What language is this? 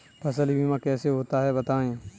Hindi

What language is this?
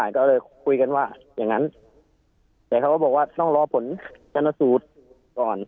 Thai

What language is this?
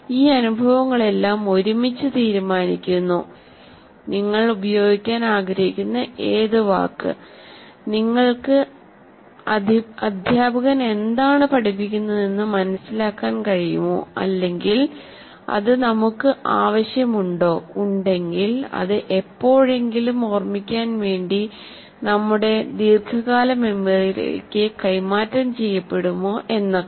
Malayalam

